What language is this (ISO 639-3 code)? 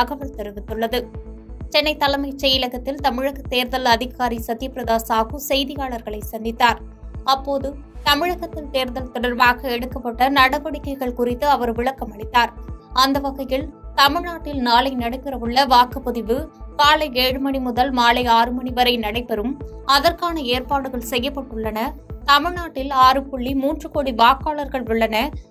tam